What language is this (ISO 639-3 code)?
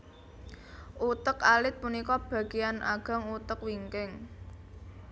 jav